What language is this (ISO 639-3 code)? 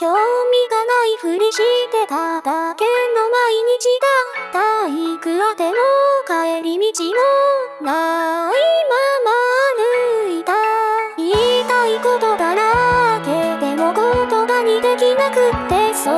jpn